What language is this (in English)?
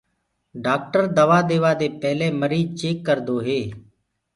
Gurgula